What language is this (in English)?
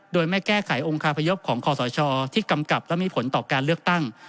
Thai